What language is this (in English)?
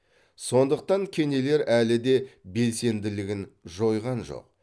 Kazakh